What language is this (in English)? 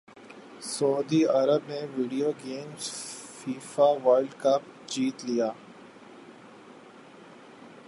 Urdu